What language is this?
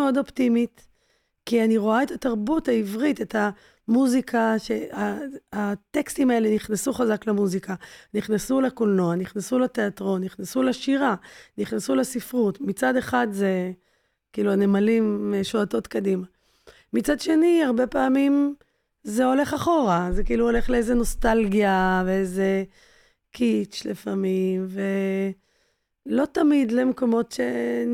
Hebrew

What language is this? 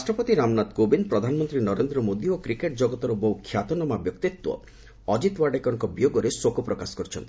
Odia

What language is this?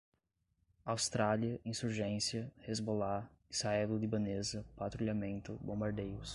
Portuguese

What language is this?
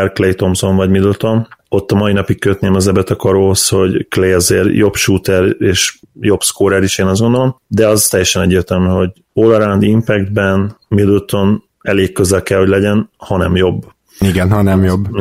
Hungarian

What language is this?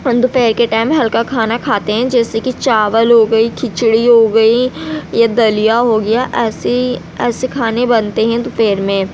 Urdu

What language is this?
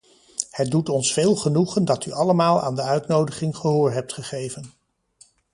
Dutch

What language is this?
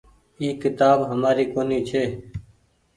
Goaria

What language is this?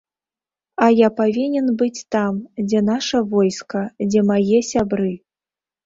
Belarusian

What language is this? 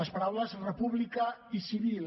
Catalan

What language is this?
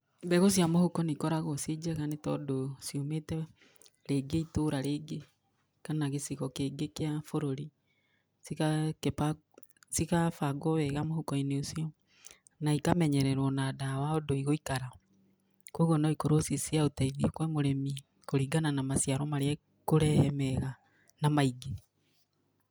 Kikuyu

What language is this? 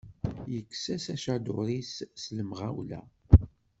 Kabyle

